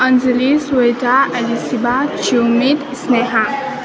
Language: Nepali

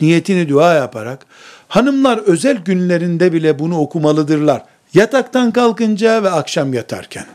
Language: Turkish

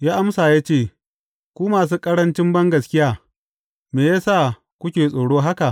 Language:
Hausa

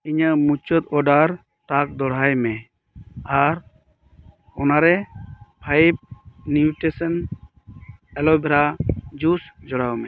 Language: Santali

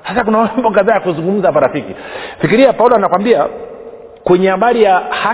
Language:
Swahili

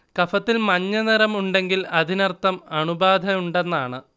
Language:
Malayalam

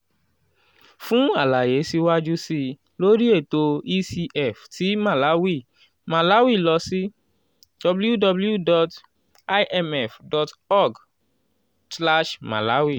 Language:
Yoruba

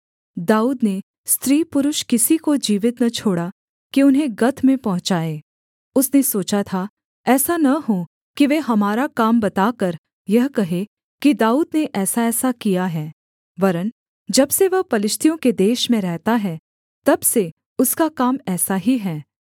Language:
Hindi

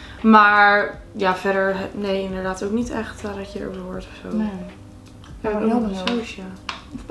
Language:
Dutch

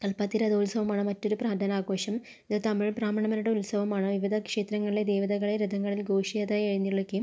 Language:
Malayalam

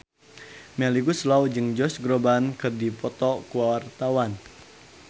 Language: Sundanese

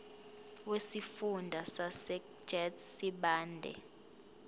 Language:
Zulu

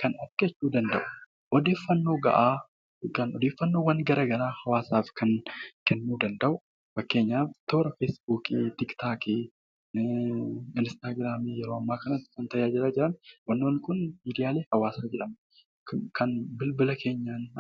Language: Oromo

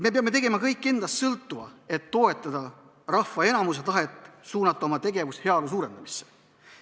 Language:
Estonian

